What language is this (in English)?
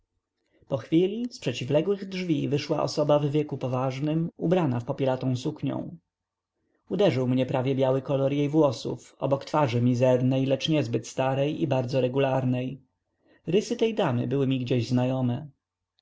Polish